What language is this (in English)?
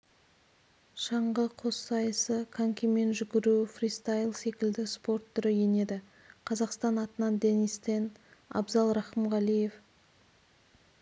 Kazakh